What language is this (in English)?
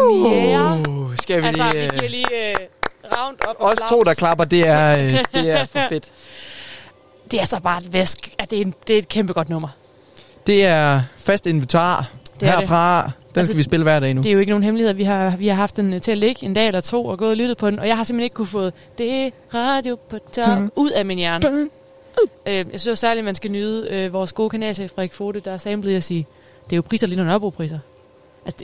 Danish